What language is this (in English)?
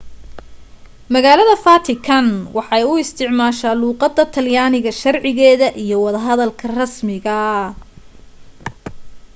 Somali